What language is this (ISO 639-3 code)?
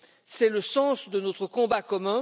fra